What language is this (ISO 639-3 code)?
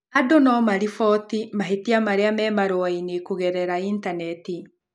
kik